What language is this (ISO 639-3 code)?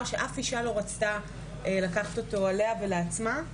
heb